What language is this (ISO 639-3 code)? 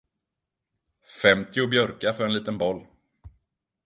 swe